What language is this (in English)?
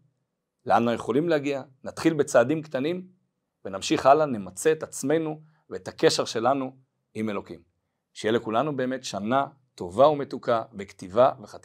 Hebrew